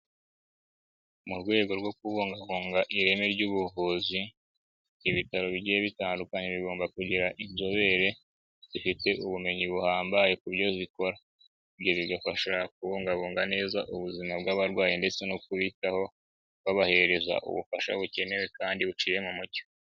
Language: Kinyarwanda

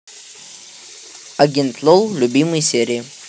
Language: Russian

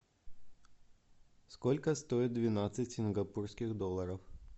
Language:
Russian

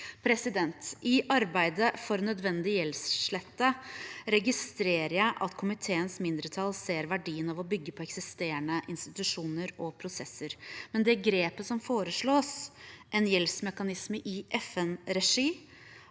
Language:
Norwegian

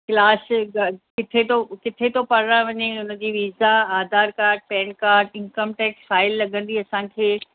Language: Sindhi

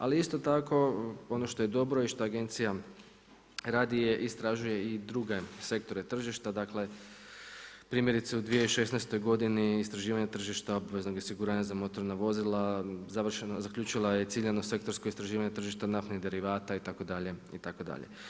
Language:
Croatian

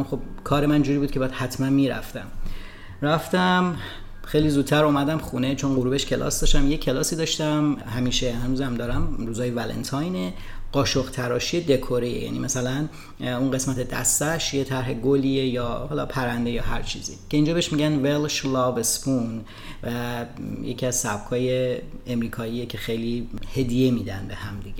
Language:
Persian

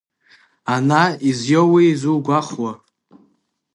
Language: Abkhazian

